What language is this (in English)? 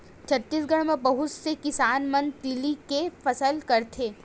Chhattisgarhi